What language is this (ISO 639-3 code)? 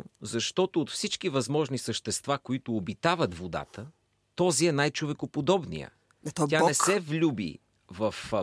bul